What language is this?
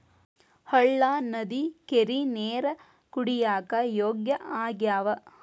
Kannada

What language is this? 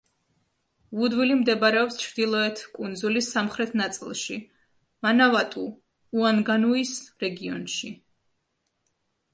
Georgian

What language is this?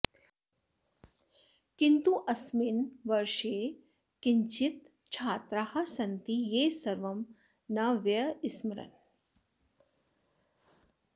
Sanskrit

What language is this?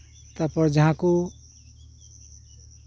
Santali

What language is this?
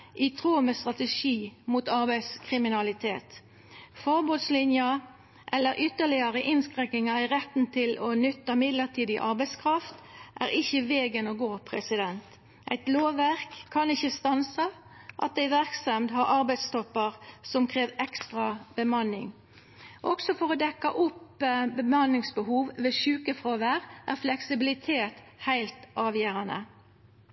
Norwegian Nynorsk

